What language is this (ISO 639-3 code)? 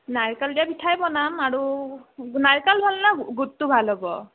asm